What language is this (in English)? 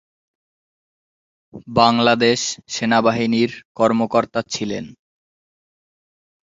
Bangla